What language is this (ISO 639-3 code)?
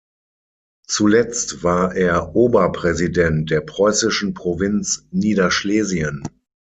deu